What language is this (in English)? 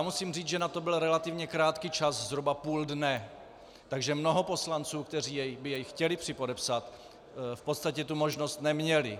Czech